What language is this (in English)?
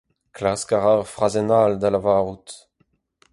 Breton